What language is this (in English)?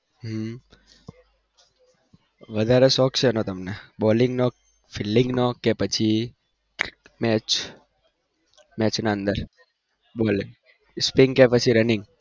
Gujarati